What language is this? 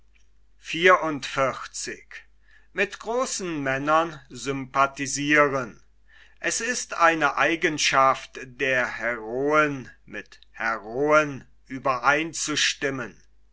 German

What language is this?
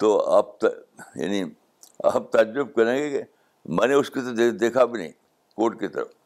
Urdu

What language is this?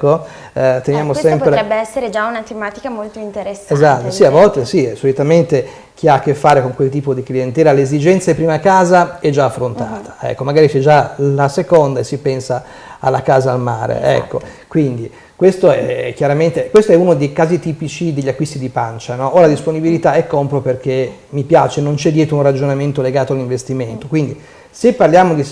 Italian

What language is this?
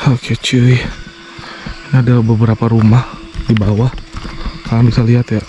Indonesian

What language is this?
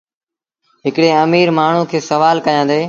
Sindhi Bhil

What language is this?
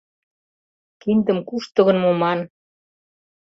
Mari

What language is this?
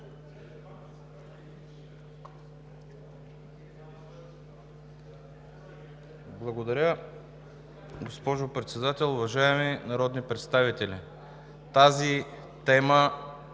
Bulgarian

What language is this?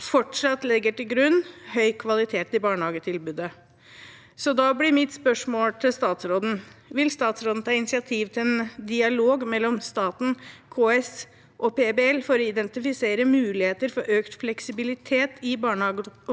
Norwegian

